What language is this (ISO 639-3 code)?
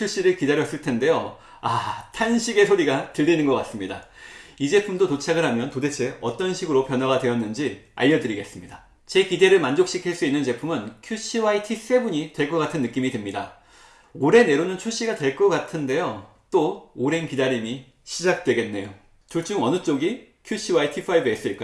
kor